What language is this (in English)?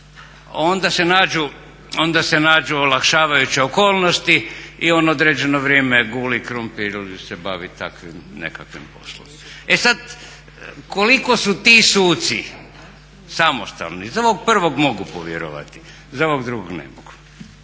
Croatian